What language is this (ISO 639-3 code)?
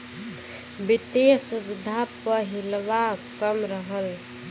bho